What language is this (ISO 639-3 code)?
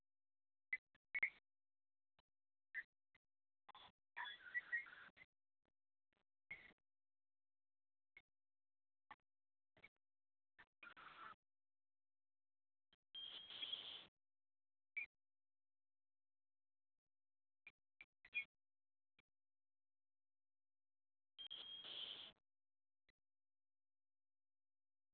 sat